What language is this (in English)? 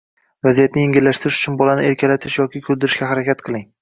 Uzbek